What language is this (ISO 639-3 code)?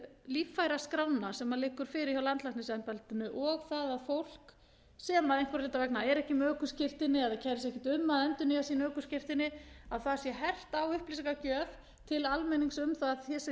isl